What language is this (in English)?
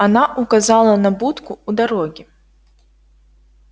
Russian